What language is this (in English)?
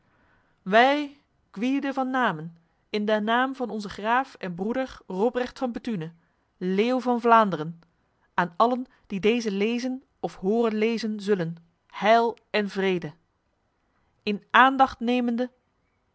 Dutch